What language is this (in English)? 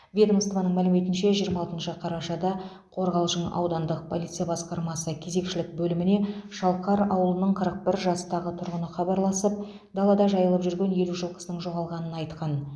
Kazakh